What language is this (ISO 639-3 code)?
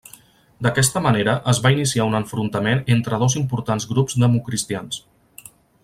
cat